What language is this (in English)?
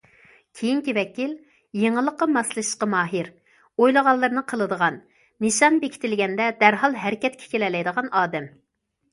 Uyghur